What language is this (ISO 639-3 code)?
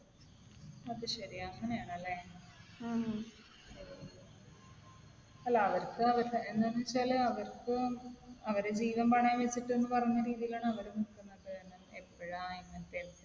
mal